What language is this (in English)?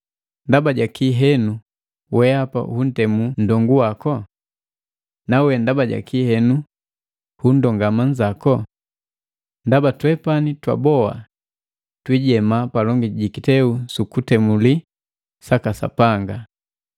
Matengo